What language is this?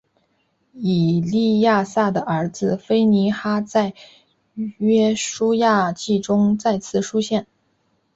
Chinese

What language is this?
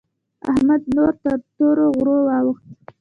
Pashto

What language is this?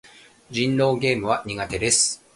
Japanese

